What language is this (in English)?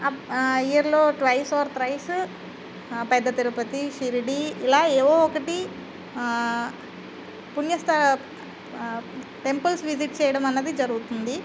Telugu